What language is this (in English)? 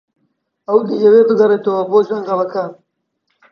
Central Kurdish